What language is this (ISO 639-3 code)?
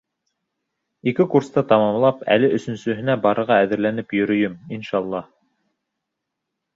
bak